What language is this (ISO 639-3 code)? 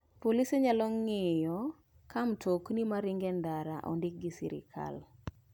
luo